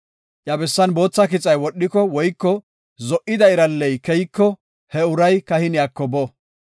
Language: Gofa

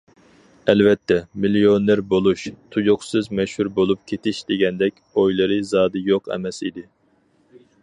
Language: Uyghur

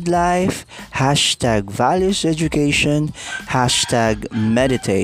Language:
Filipino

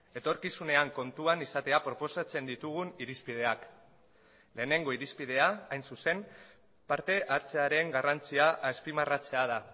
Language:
Basque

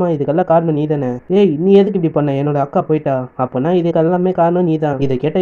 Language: Indonesian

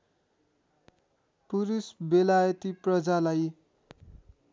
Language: Nepali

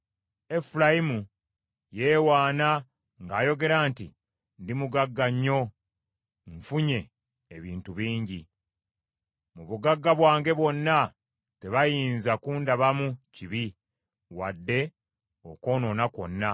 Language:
Ganda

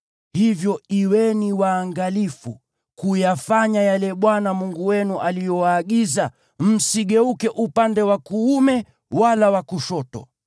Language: Swahili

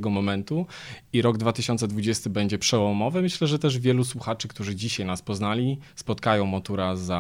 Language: Polish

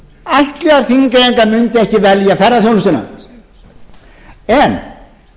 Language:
Icelandic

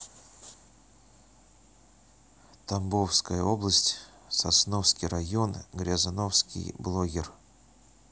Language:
Russian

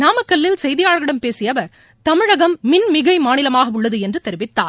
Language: Tamil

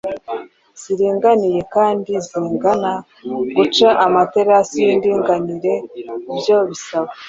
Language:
Kinyarwanda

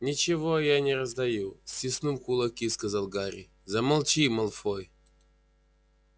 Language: Russian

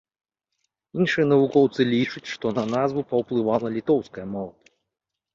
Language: Belarusian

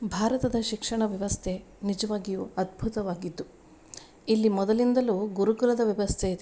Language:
Kannada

